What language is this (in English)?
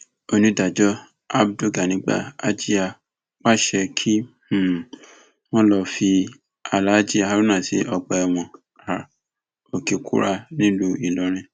Yoruba